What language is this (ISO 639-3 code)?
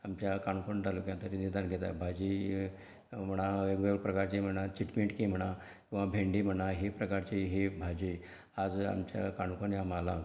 kok